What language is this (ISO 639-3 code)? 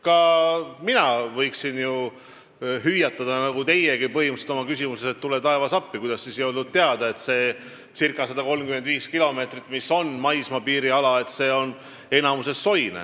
est